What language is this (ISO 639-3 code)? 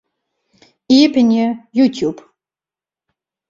fry